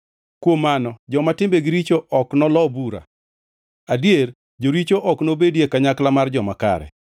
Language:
Luo (Kenya and Tanzania)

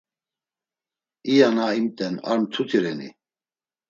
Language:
Laz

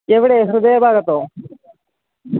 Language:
Malayalam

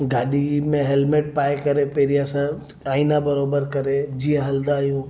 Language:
Sindhi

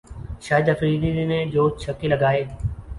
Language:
Urdu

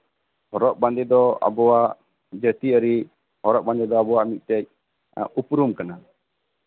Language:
Santali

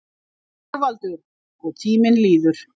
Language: Icelandic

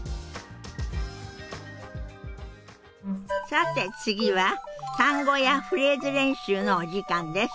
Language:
Japanese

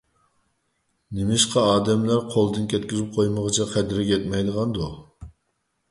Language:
Uyghur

